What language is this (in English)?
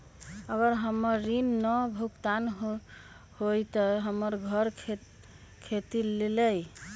Magahi